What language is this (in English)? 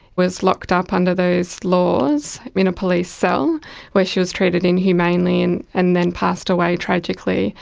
English